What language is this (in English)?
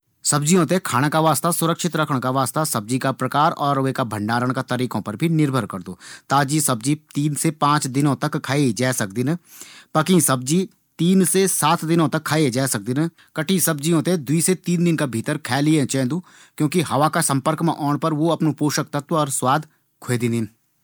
Garhwali